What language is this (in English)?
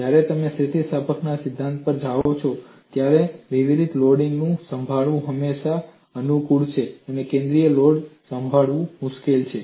Gujarati